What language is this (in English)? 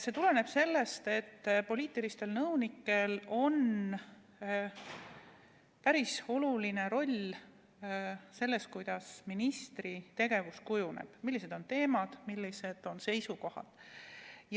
Estonian